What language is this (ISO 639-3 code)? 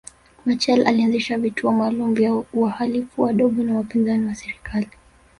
swa